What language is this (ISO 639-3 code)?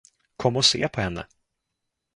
swe